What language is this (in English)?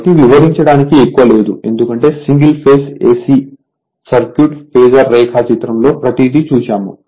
Telugu